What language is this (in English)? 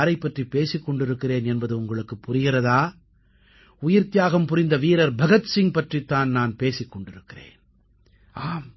Tamil